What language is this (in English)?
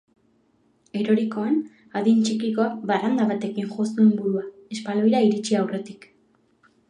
Basque